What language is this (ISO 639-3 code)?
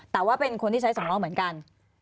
tha